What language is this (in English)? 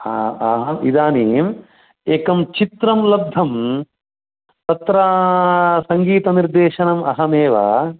Sanskrit